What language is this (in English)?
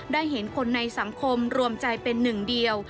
Thai